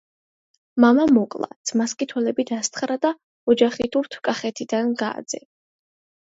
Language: Georgian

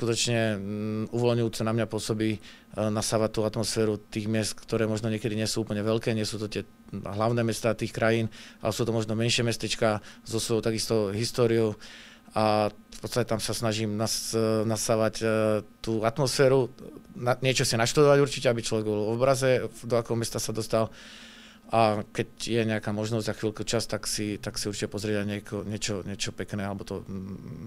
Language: Czech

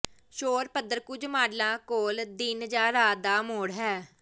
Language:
Punjabi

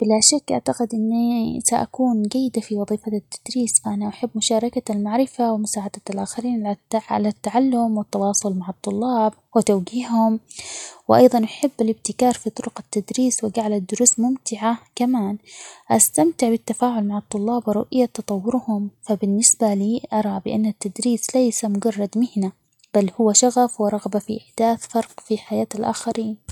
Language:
Omani Arabic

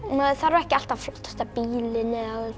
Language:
Icelandic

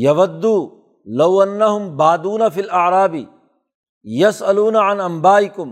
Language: Urdu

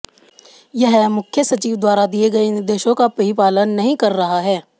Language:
Hindi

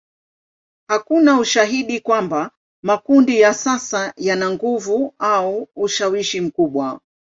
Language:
Swahili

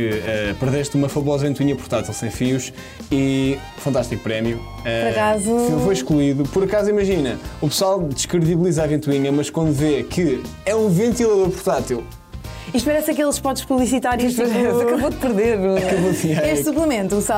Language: Portuguese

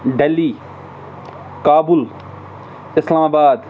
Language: Kashmiri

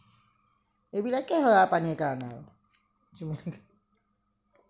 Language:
Assamese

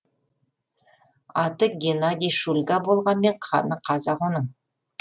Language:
Kazakh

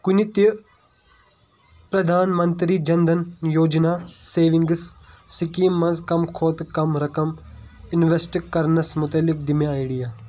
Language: Kashmiri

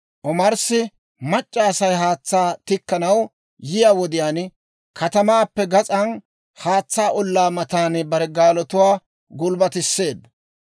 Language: Dawro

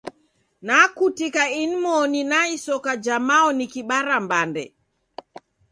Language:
Taita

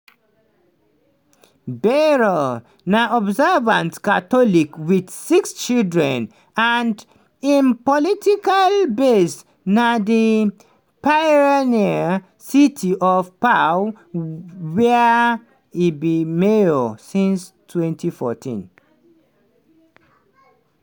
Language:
Nigerian Pidgin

